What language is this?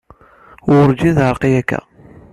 Kabyle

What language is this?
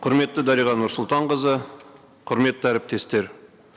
Kazakh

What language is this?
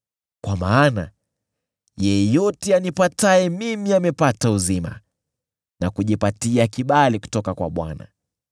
Swahili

